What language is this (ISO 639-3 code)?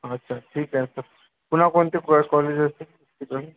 mar